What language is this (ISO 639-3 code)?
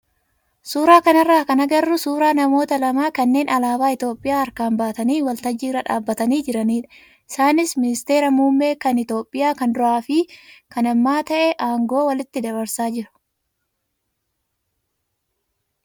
orm